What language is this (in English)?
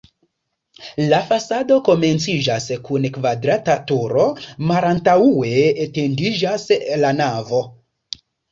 Esperanto